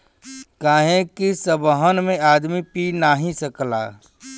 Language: Bhojpuri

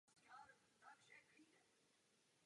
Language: Czech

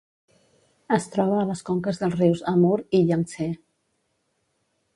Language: Catalan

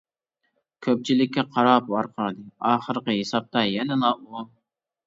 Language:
Uyghur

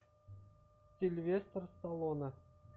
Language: Russian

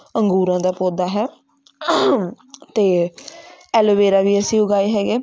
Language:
Punjabi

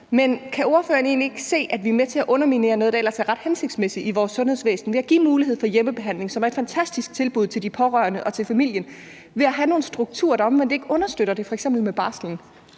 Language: Danish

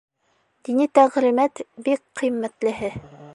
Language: Bashkir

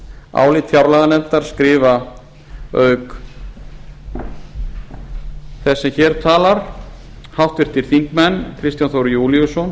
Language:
Icelandic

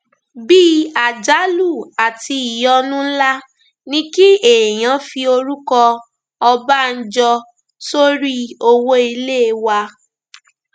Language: Yoruba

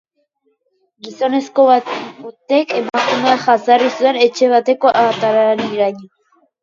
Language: Basque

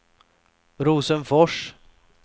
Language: Swedish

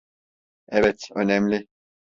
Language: Turkish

